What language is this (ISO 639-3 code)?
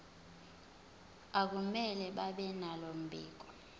zul